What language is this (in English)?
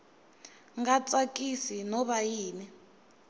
Tsonga